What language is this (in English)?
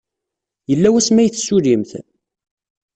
Kabyle